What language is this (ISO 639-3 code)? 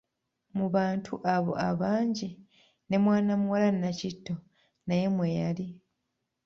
lug